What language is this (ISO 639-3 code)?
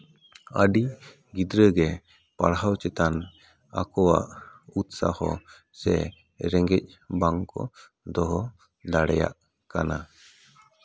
sat